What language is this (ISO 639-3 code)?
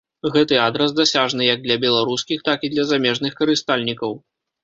bel